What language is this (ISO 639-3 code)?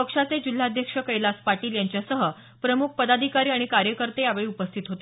mar